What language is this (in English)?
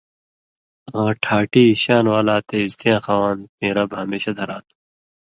Indus Kohistani